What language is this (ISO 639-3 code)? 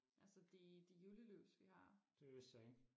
dan